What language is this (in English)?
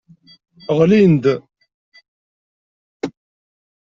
Kabyle